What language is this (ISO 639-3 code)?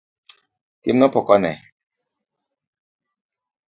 luo